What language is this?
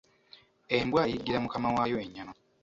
Ganda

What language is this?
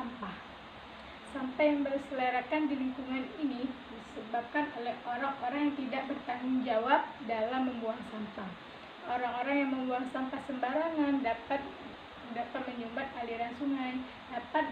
Indonesian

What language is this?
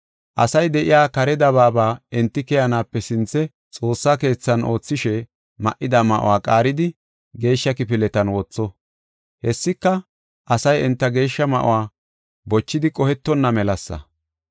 Gofa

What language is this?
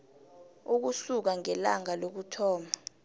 South Ndebele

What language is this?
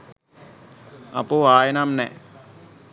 Sinhala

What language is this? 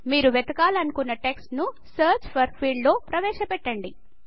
Telugu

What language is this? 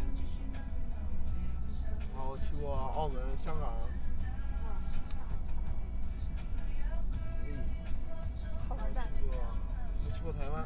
Chinese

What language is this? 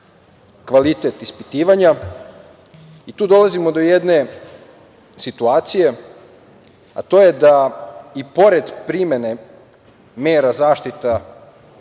Serbian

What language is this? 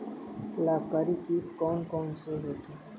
Hindi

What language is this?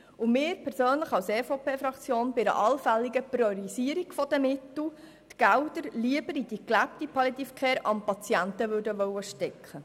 Swiss German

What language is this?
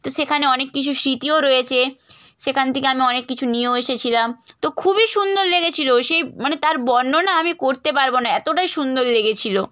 Bangla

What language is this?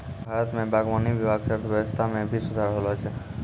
Maithili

